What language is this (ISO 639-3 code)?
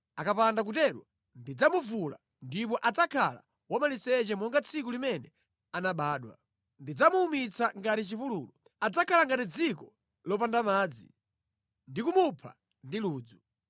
nya